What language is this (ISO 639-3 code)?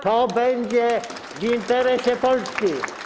pol